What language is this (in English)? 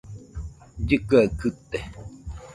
Nüpode Huitoto